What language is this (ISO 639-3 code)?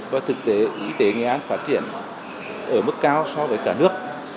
vie